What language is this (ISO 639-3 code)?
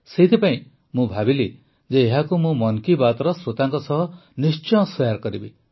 ori